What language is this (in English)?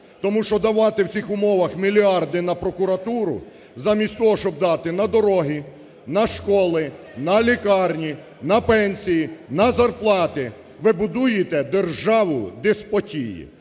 Ukrainian